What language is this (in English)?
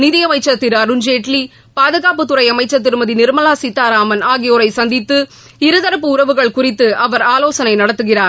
Tamil